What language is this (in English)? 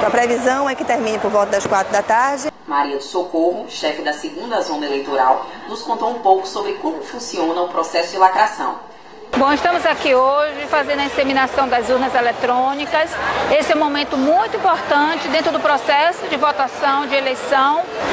Portuguese